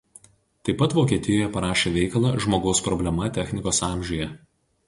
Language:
Lithuanian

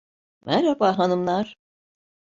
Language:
Turkish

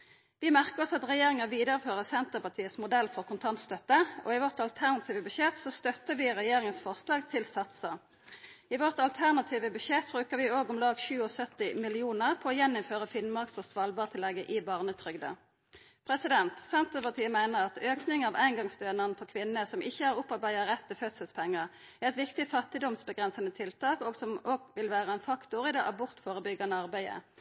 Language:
Norwegian Nynorsk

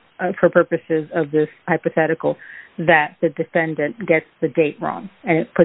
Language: English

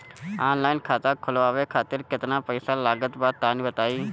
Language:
Bhojpuri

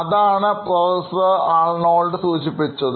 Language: Malayalam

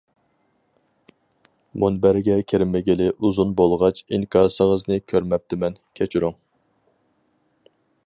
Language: Uyghur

